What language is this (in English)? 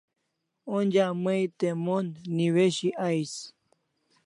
Kalasha